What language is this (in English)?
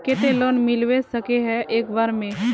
Magahi